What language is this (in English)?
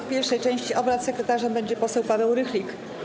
Polish